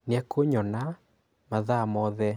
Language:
Kikuyu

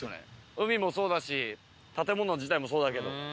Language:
Japanese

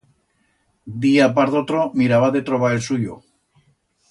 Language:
Aragonese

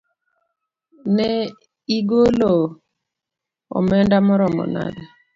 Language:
Luo (Kenya and Tanzania)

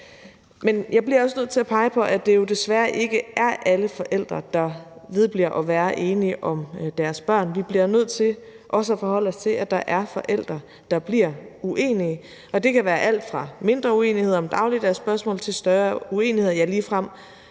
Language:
Danish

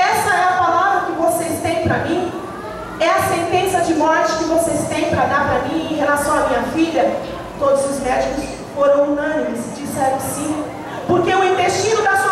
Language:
Portuguese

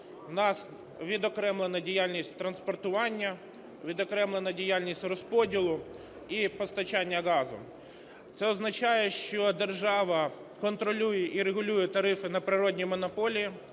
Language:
Ukrainian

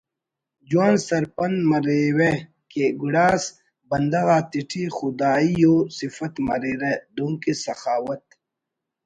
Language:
Brahui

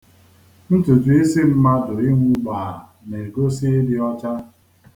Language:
Igbo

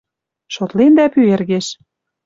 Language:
Western Mari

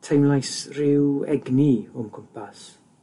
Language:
Welsh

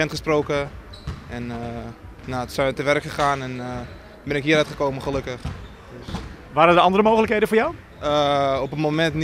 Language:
Dutch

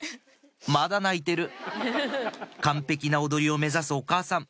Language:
Japanese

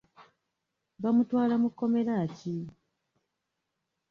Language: Ganda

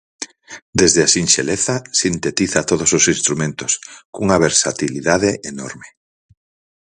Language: Galician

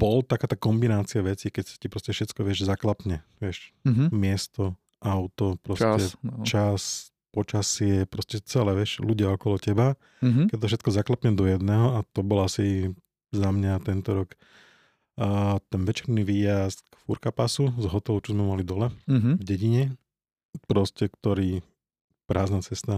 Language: Slovak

